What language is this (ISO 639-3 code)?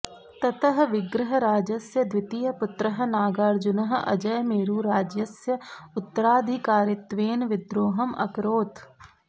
san